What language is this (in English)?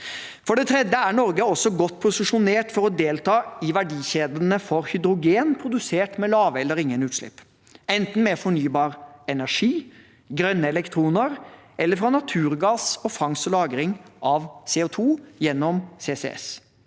Norwegian